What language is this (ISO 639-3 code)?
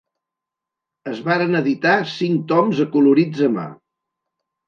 cat